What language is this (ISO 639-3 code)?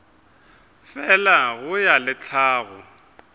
nso